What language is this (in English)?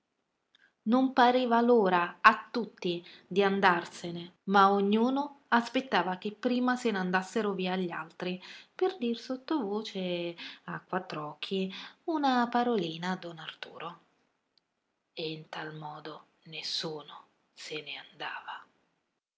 Italian